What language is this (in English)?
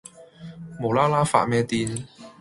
Cantonese